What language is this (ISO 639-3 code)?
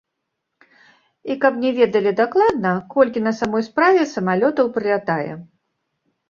bel